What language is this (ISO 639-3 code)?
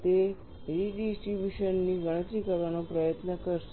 guj